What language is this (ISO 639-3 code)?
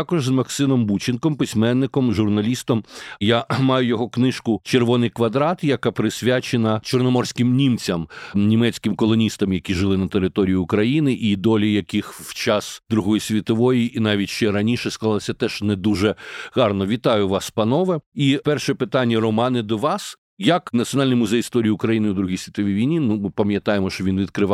ukr